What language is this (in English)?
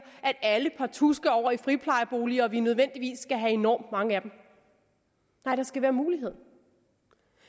Danish